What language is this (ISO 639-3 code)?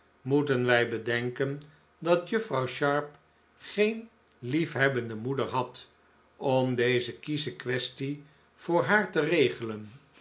nld